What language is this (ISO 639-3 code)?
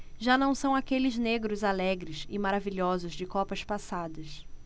por